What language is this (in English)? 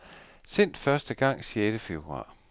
Danish